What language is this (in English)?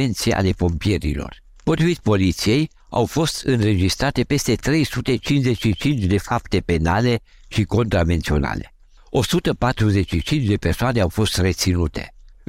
Romanian